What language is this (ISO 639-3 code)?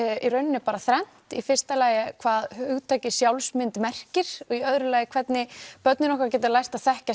isl